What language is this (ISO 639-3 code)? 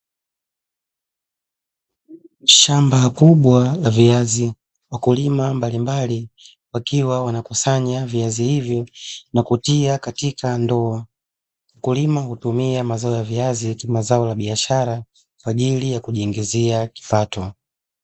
swa